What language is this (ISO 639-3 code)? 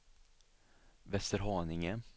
swe